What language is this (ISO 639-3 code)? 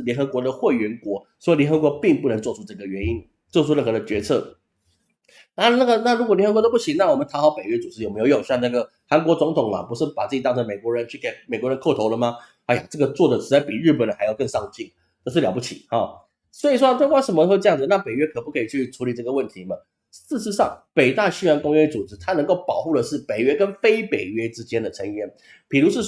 zho